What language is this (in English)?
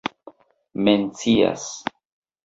Esperanto